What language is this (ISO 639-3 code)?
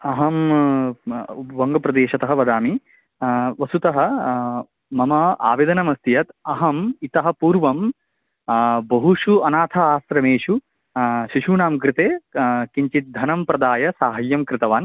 san